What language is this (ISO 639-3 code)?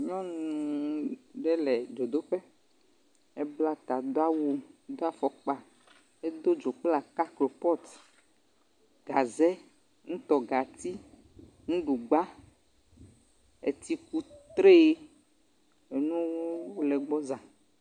ewe